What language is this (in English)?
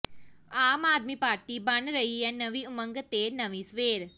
Punjabi